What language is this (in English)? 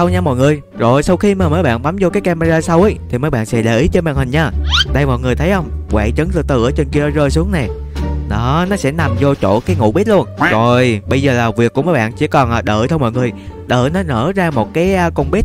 Vietnamese